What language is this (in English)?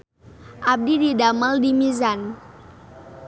Sundanese